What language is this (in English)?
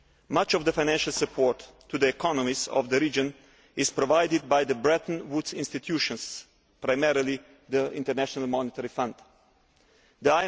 English